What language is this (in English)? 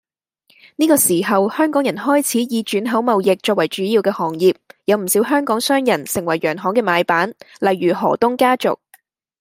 Cantonese